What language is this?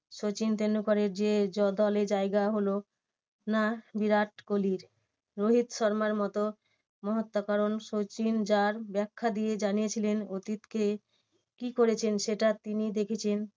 Bangla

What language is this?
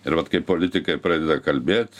Lithuanian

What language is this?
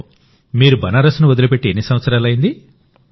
Telugu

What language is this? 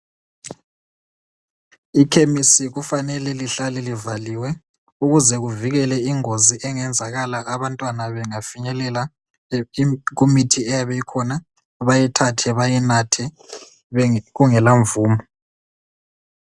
North Ndebele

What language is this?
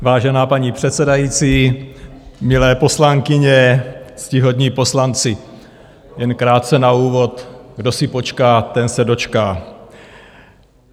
Czech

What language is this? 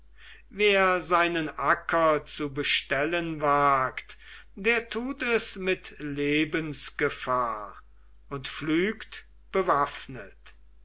German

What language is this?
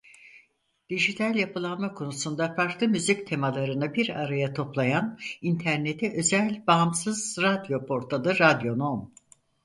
Turkish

